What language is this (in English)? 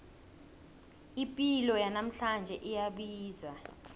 South Ndebele